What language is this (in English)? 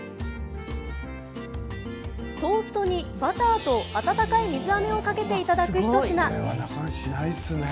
Japanese